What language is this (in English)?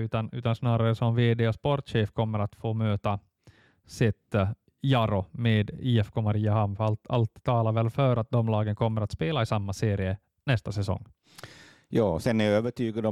Swedish